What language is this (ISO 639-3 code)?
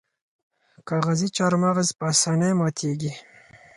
pus